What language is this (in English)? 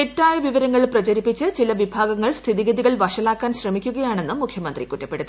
Malayalam